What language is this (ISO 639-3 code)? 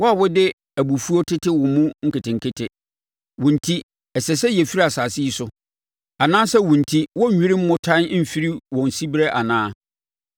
aka